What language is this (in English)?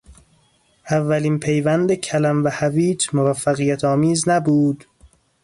Persian